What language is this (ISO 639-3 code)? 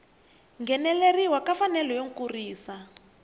tso